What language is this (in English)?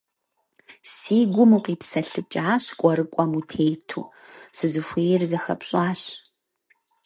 Kabardian